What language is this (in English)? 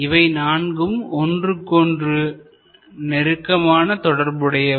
Tamil